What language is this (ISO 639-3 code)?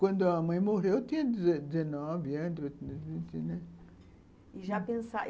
por